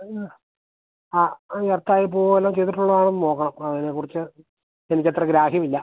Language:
Malayalam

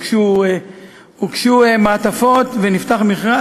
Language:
Hebrew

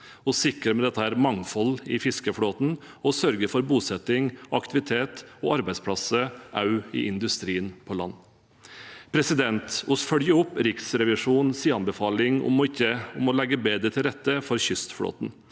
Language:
Norwegian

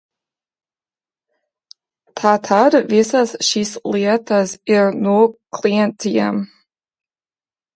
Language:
Latvian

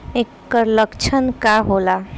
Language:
Bhojpuri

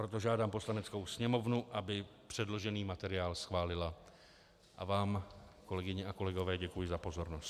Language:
Czech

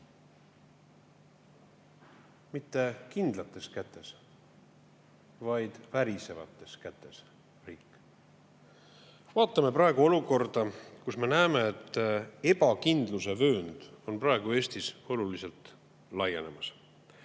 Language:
Estonian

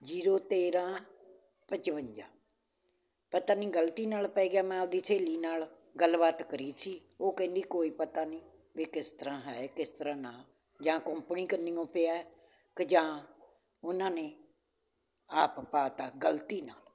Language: Punjabi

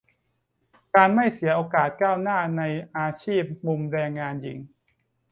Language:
Thai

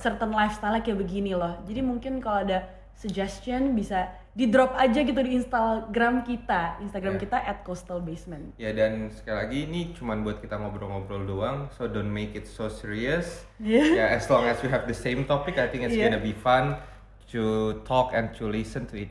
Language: Indonesian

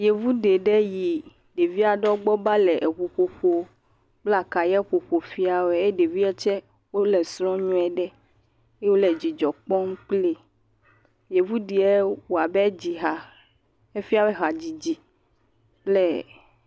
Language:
Ewe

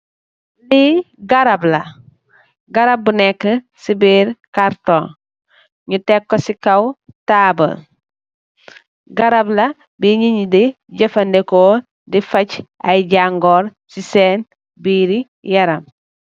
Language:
Wolof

